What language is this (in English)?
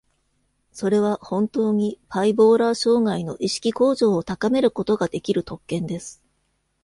Japanese